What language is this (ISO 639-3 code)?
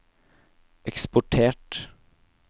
nor